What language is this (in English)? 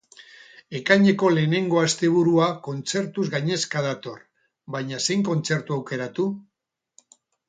Basque